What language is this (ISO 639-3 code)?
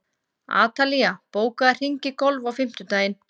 isl